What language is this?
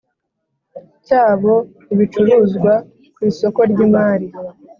Kinyarwanda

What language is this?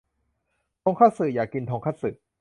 Thai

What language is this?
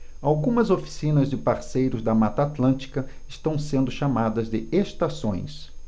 Portuguese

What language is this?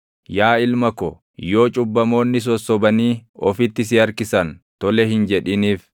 Oromo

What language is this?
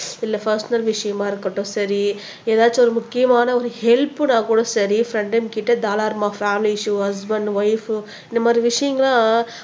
Tamil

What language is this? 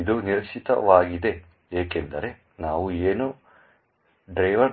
Kannada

